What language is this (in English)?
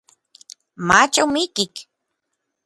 Orizaba Nahuatl